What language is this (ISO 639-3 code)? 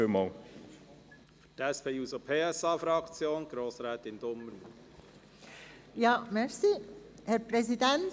gsw